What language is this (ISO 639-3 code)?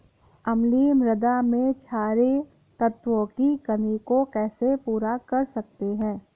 hin